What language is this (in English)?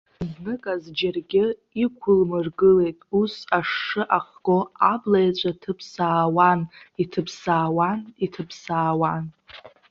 Abkhazian